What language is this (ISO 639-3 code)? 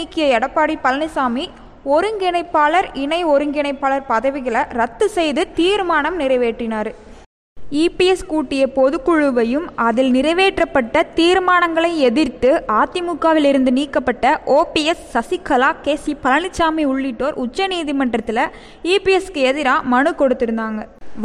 tam